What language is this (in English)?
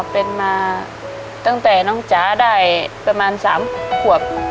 Thai